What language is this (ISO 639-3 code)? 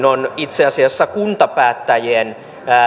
fin